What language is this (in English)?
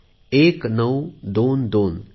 Marathi